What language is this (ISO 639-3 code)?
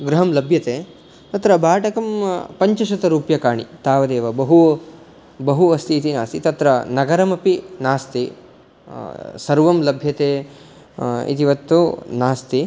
san